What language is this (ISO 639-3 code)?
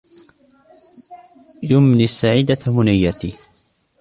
ara